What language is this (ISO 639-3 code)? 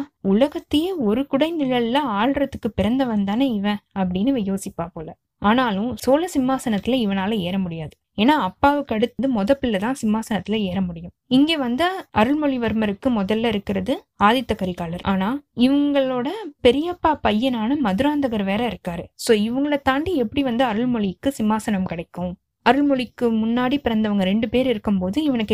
tam